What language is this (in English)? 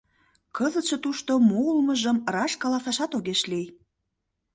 Mari